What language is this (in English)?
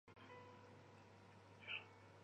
Chinese